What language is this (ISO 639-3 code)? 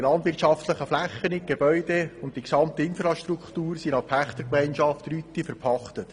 gsw